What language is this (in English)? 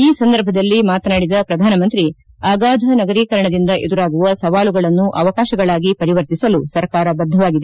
Kannada